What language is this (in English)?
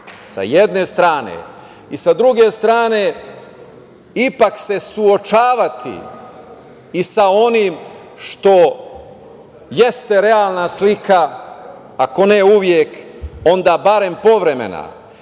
Serbian